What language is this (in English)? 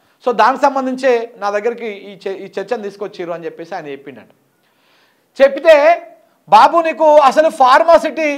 Telugu